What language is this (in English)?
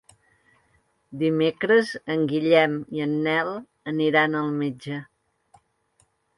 Catalan